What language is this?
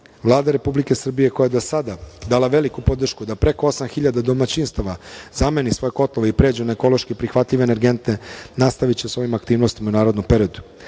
Serbian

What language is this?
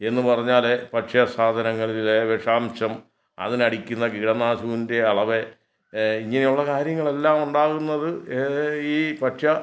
Malayalam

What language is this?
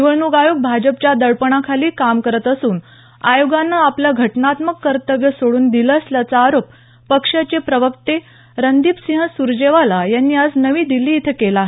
Marathi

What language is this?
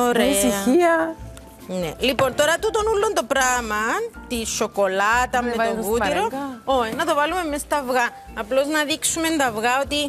Greek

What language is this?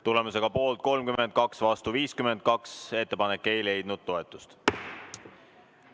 Estonian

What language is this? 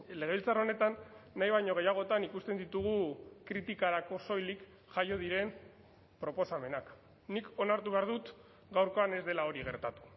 Basque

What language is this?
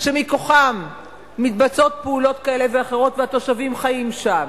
Hebrew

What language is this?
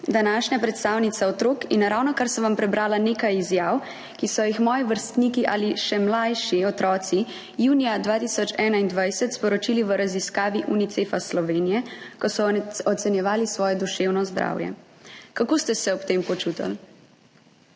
Slovenian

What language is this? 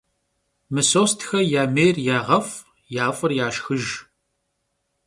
Kabardian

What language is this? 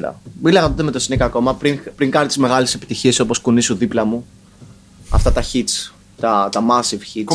Greek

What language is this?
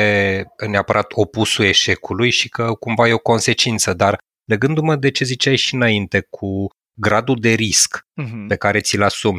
Romanian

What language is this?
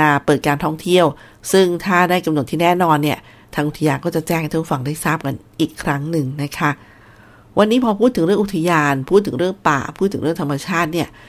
Thai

